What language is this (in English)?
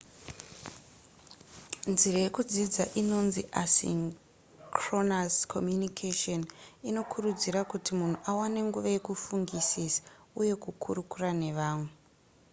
Shona